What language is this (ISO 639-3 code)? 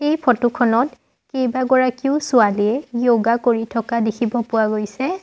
asm